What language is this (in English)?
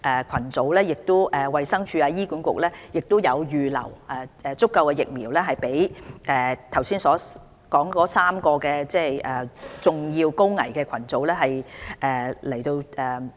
Cantonese